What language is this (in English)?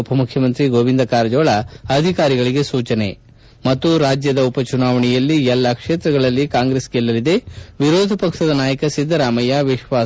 Kannada